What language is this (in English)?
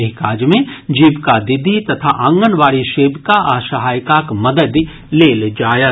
Maithili